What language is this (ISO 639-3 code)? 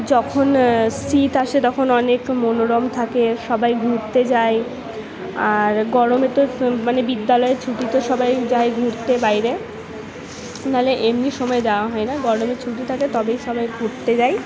ben